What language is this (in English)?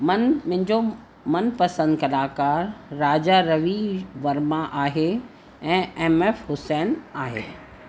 Sindhi